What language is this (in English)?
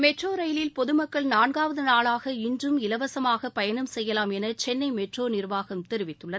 Tamil